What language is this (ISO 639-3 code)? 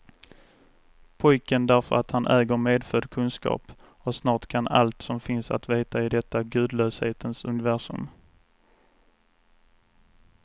swe